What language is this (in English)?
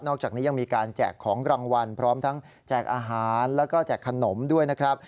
Thai